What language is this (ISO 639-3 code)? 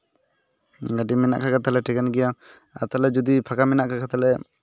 sat